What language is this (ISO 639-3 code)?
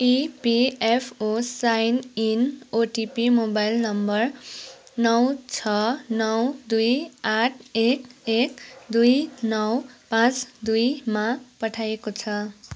nep